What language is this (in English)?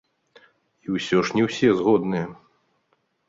Belarusian